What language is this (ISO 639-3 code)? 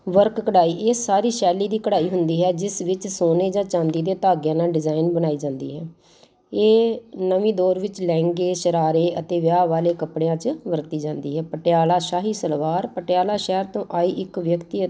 pan